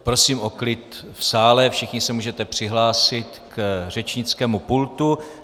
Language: Czech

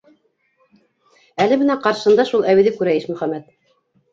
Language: Bashkir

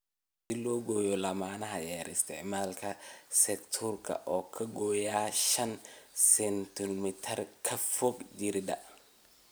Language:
Somali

